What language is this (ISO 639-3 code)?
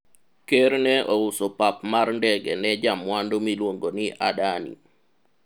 luo